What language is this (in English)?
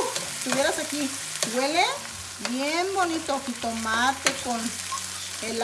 Spanish